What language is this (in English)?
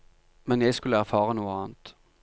Norwegian